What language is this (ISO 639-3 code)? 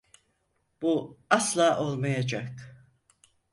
tur